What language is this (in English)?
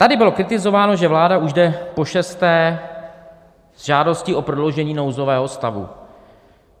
Czech